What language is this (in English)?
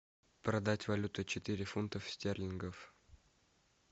Russian